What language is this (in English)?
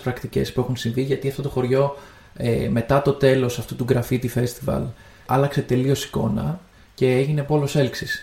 Greek